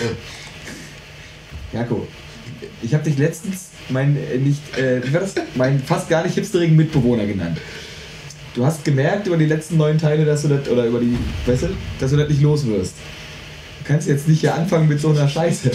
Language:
German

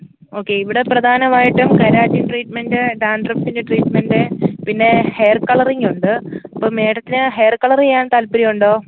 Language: Malayalam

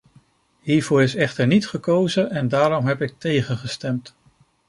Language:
Dutch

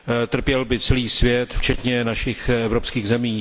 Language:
Czech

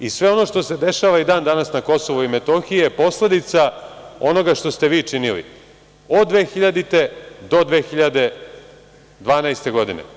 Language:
Serbian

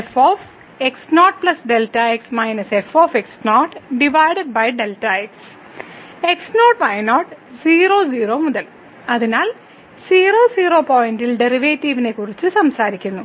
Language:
Malayalam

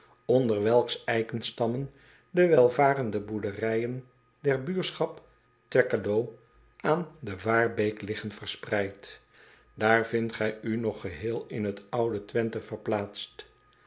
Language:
Dutch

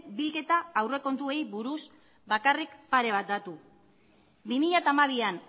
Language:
Basque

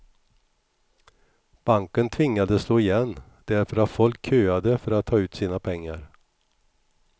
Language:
Swedish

